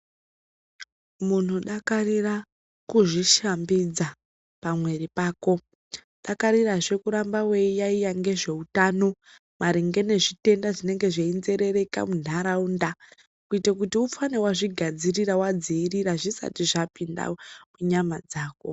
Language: Ndau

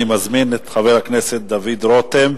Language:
Hebrew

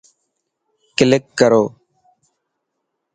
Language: Dhatki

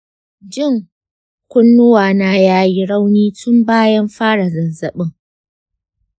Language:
Hausa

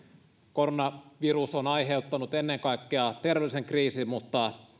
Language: Finnish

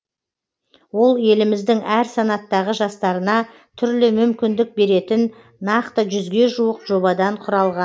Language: Kazakh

